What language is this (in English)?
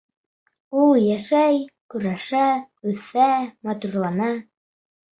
Bashkir